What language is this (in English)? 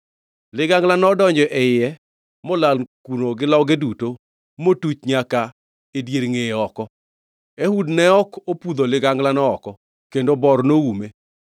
Luo (Kenya and Tanzania)